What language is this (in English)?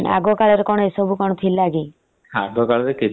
Odia